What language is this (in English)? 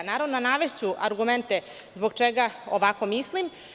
Serbian